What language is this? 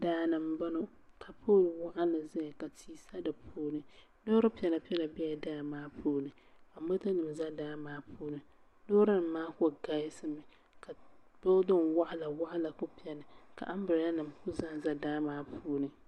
Dagbani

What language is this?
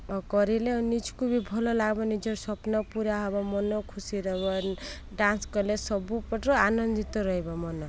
Odia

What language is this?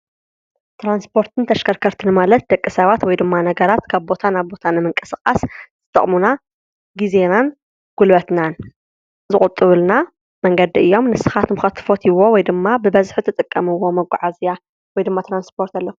Tigrinya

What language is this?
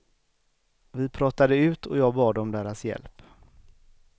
Swedish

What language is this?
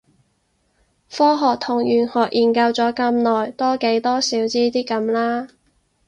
Cantonese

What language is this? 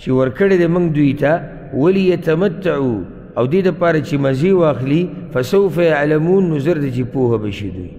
Arabic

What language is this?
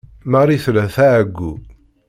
Kabyle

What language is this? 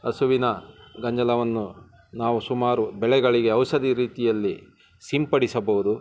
Kannada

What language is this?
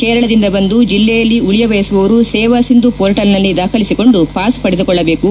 Kannada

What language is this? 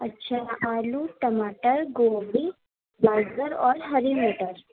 Urdu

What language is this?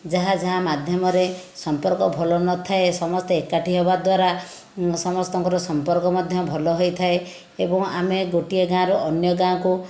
Odia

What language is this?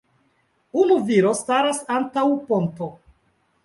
Esperanto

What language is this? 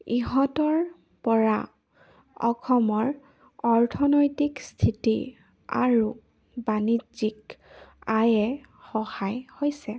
Assamese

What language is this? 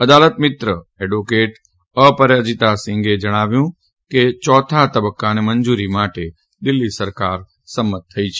Gujarati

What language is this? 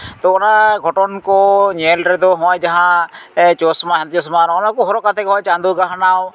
Santali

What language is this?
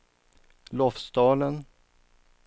Swedish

